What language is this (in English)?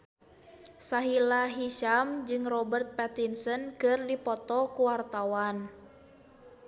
Sundanese